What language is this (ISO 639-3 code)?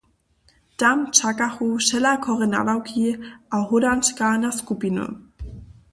hsb